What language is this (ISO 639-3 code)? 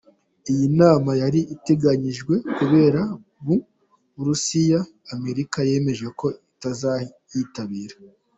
kin